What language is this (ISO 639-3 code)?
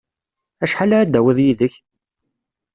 kab